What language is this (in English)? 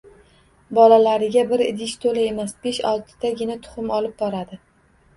Uzbek